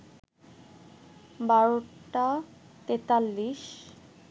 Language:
Bangla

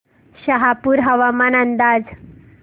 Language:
Marathi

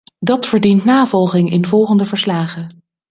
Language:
Dutch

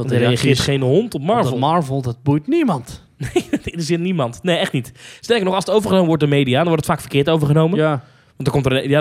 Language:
Dutch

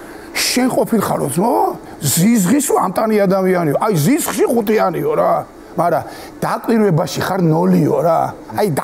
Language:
Italian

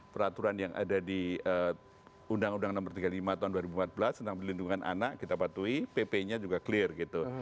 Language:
Indonesian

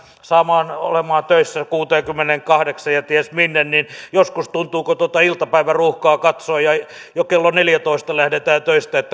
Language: Finnish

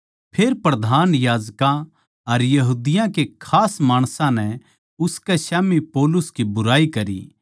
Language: Haryanvi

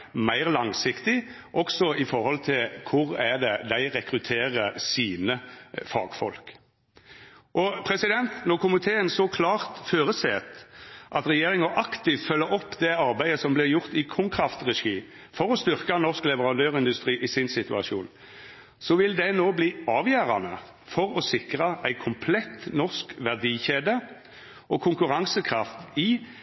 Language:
Norwegian Nynorsk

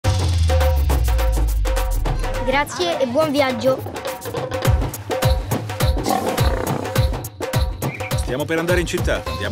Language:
Italian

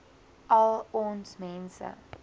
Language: Afrikaans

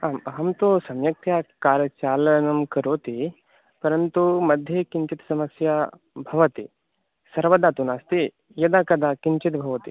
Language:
Sanskrit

